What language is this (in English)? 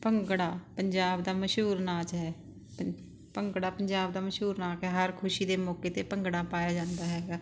Punjabi